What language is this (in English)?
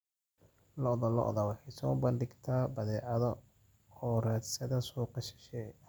Somali